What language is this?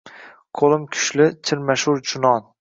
Uzbek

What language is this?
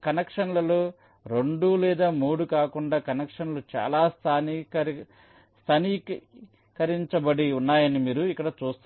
Telugu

